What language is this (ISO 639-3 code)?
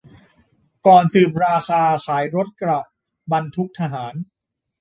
tha